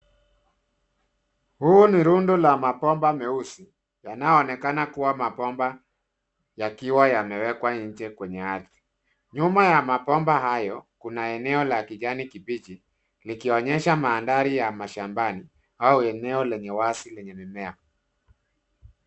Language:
Swahili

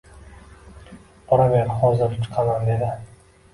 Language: Uzbek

